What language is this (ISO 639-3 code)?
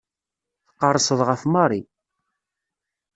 kab